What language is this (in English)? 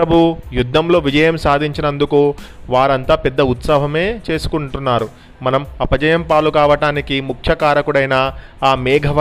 Telugu